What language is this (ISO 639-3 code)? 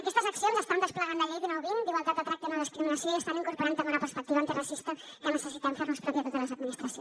cat